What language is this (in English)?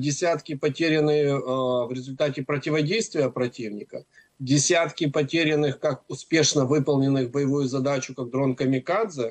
Russian